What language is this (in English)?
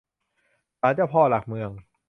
Thai